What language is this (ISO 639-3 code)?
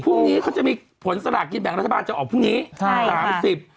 tha